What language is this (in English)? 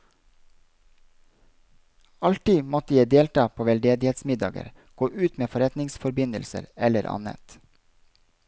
Norwegian